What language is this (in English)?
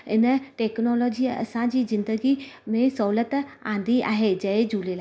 Sindhi